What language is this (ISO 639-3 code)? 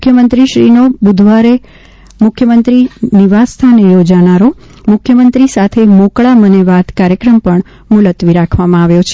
guj